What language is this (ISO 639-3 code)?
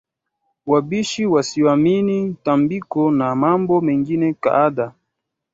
swa